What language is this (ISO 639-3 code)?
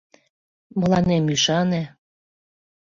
chm